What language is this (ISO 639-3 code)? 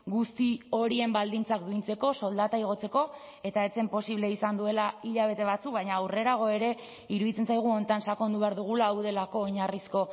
eus